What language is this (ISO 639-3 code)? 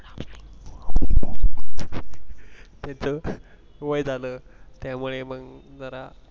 mar